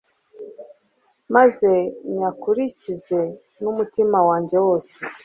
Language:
Kinyarwanda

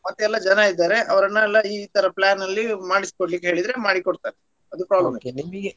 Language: Kannada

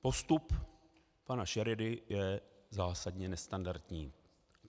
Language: Czech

